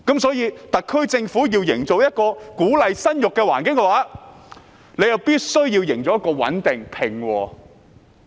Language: Cantonese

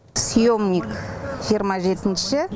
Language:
Kazakh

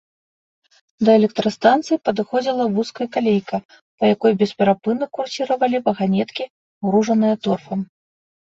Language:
Belarusian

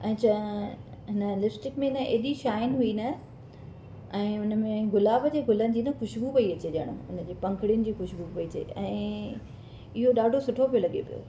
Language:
Sindhi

